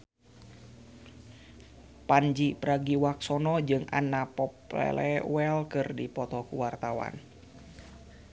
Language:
Sundanese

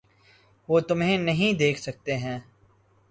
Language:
Urdu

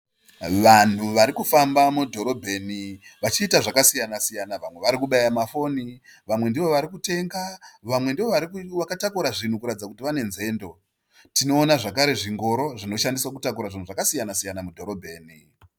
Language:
Shona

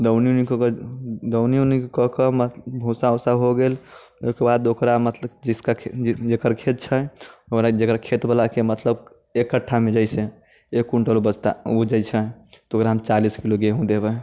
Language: Maithili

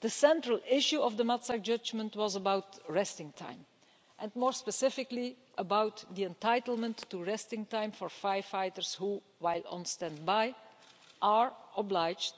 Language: English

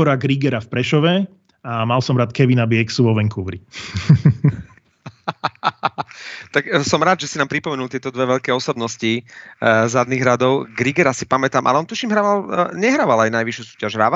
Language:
Slovak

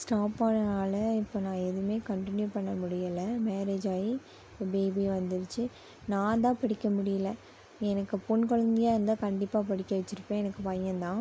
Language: Tamil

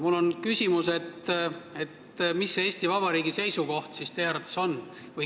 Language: Estonian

